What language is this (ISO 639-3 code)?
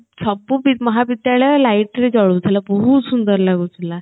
ori